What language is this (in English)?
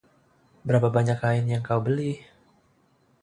Indonesian